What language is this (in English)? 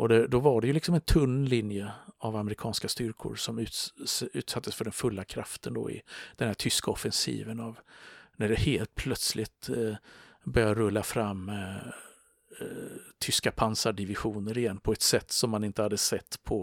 Swedish